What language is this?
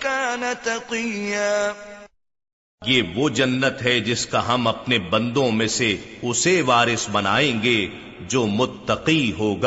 Urdu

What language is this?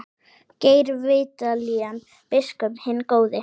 Icelandic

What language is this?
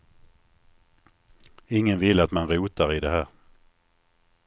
Swedish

